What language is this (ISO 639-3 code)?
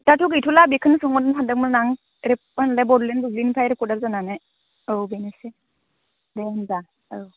brx